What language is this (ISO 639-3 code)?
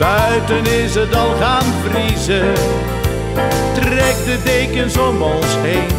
nld